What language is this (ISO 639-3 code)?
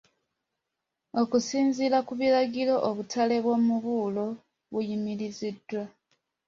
lug